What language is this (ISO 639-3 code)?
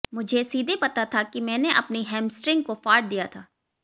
hin